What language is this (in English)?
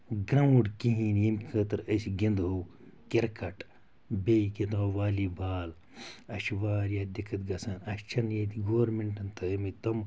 Kashmiri